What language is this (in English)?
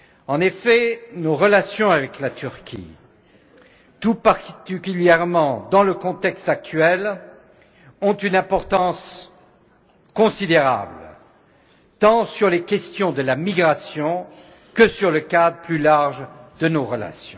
French